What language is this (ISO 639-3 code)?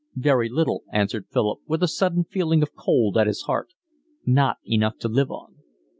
eng